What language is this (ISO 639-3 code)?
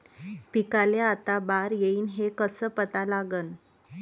mar